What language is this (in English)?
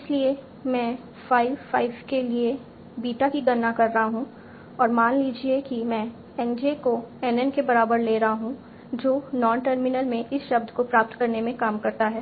Hindi